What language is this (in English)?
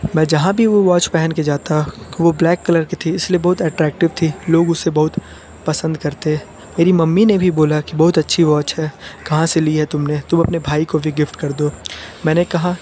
Hindi